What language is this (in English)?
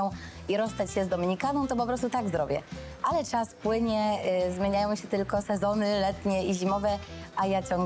Polish